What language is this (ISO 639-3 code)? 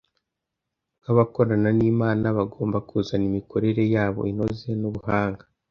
kin